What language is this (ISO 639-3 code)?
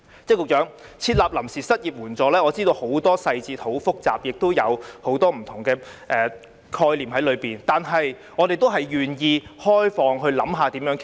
yue